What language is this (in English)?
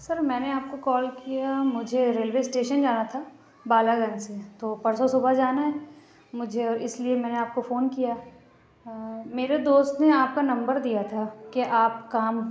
Urdu